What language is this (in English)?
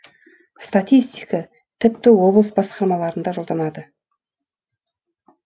Kazakh